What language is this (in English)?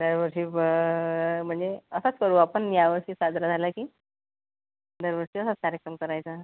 Marathi